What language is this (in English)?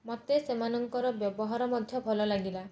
Odia